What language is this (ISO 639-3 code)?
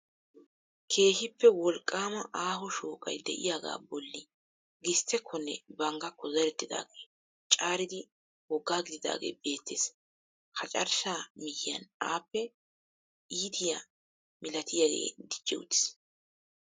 wal